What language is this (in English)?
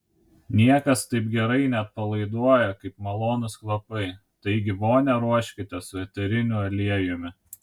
Lithuanian